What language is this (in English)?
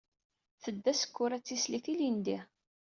Kabyle